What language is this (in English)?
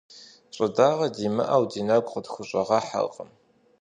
Kabardian